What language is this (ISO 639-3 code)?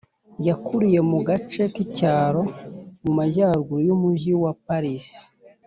kin